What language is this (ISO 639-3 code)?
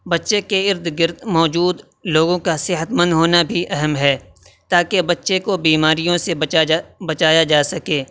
urd